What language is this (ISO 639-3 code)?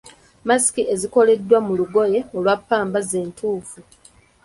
lug